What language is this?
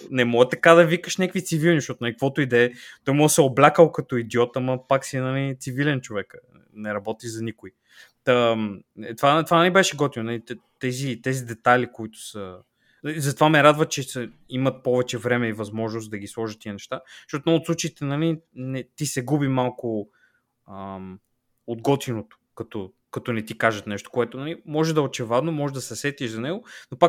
Bulgarian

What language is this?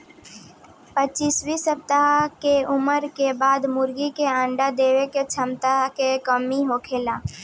Bhojpuri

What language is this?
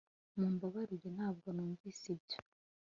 Kinyarwanda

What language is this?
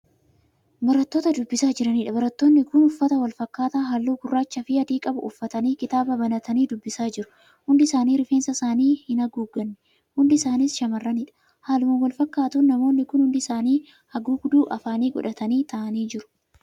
Oromo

